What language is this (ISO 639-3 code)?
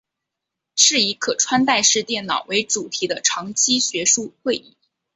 zho